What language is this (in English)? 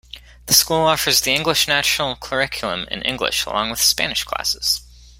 English